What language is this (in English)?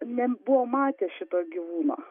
Lithuanian